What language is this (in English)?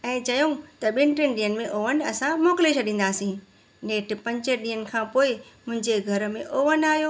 Sindhi